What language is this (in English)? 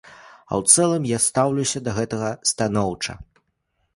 Belarusian